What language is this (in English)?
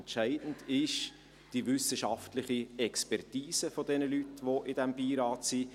Swiss German